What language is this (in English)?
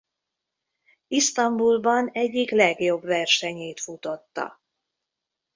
Hungarian